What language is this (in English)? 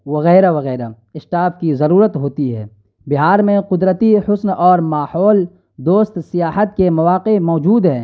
Urdu